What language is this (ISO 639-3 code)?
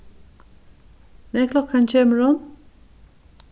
fao